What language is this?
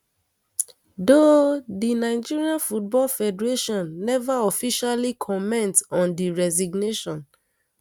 Nigerian Pidgin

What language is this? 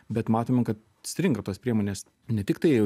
Lithuanian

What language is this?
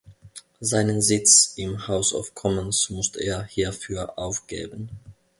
German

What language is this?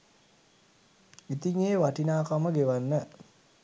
Sinhala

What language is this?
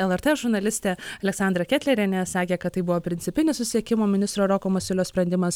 Lithuanian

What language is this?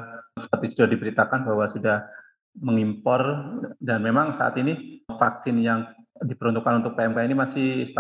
Indonesian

